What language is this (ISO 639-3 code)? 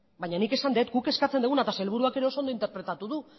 eus